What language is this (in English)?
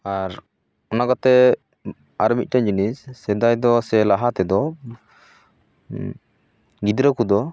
Santali